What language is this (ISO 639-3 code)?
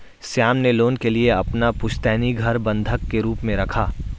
hin